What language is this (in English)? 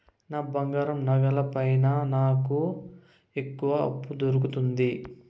Telugu